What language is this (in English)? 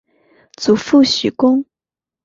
Chinese